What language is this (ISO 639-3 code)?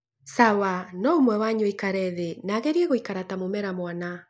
kik